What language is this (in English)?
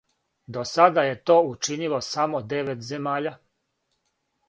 Serbian